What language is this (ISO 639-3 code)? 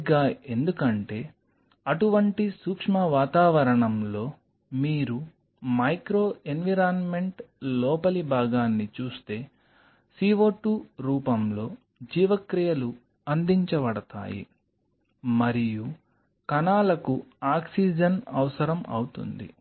tel